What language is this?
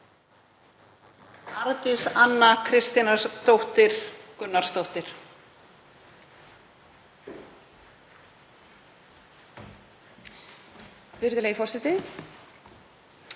Icelandic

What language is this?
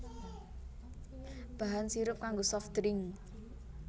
Javanese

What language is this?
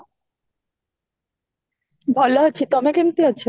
Odia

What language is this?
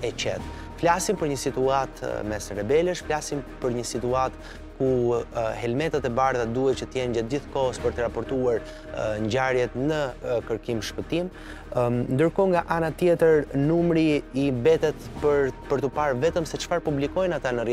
Romanian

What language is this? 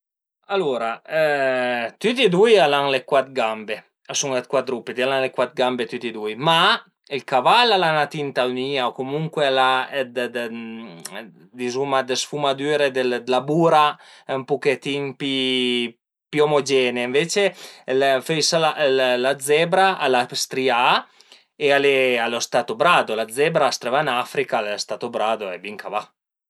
Piedmontese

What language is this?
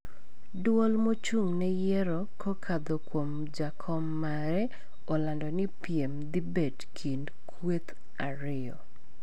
Luo (Kenya and Tanzania)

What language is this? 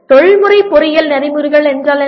Tamil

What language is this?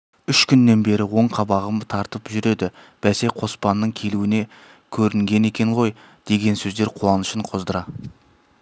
Kazakh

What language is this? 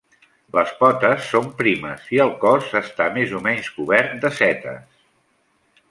Catalan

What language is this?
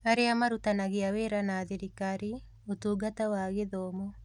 Kikuyu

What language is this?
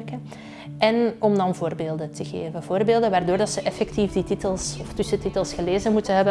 Dutch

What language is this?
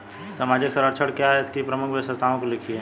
Hindi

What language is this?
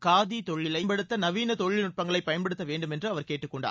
Tamil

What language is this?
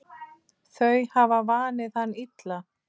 Icelandic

